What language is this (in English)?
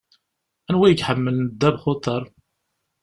Kabyle